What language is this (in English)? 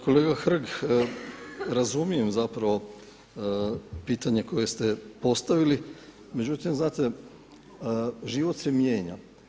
Croatian